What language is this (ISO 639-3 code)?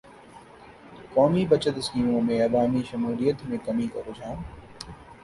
urd